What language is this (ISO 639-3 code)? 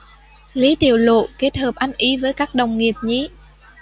vie